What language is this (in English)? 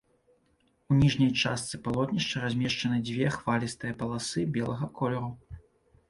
Belarusian